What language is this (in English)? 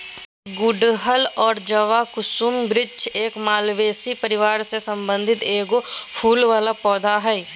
Magahi